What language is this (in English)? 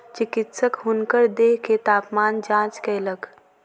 Maithili